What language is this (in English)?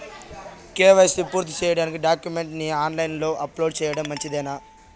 Telugu